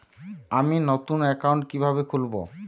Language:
Bangla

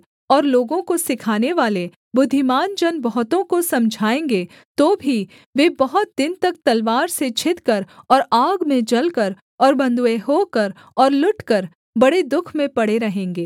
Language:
Hindi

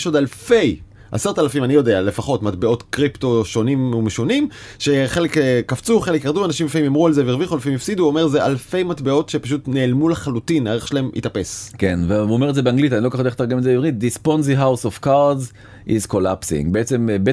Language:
Hebrew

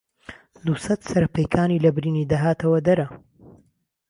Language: Central Kurdish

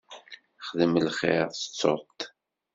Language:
Kabyle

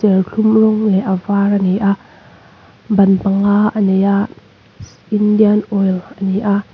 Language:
Mizo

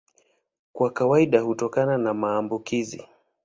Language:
Swahili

